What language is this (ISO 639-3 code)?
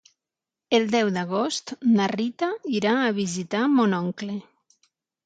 cat